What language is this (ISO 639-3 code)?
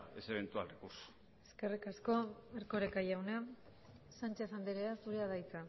eus